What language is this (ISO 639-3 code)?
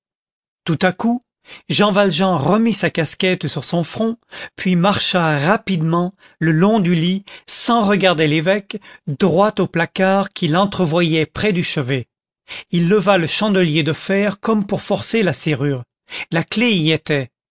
fra